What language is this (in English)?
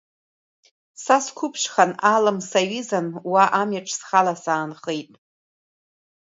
Abkhazian